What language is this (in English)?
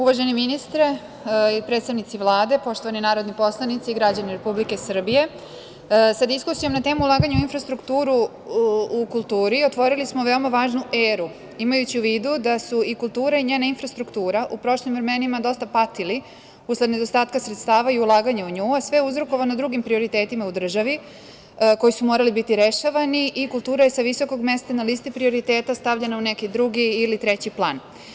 Serbian